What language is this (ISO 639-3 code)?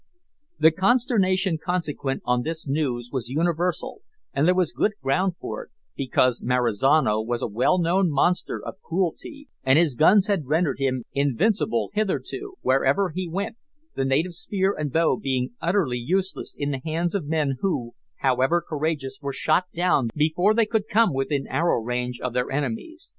eng